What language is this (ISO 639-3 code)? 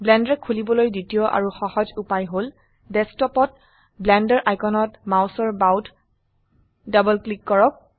asm